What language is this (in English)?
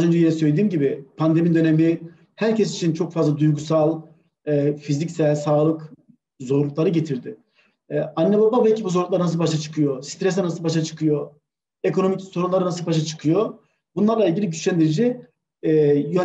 Turkish